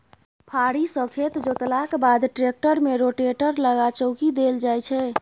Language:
Maithili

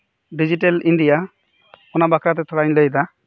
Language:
Santali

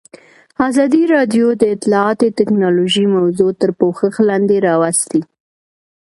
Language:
Pashto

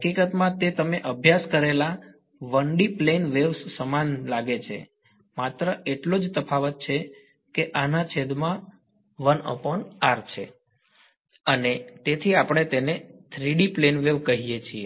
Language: Gujarati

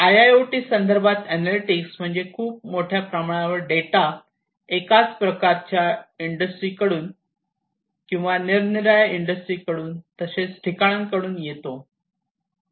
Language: Marathi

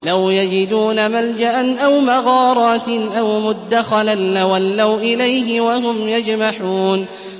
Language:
Arabic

